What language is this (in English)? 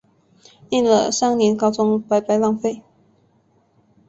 Chinese